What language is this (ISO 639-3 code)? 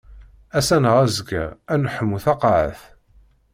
kab